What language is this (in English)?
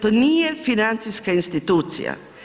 Croatian